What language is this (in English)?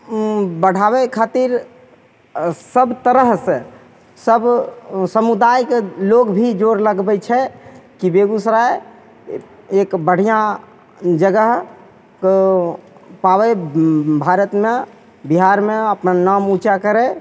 Maithili